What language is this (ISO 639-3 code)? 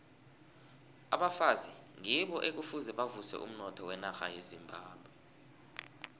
nbl